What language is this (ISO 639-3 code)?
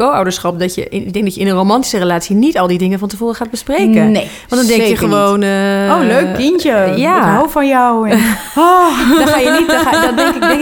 nld